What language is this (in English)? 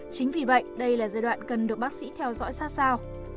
Vietnamese